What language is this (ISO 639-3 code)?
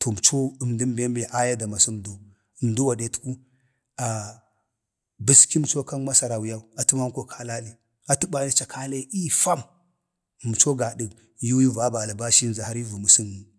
bde